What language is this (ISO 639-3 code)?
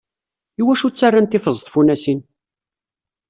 kab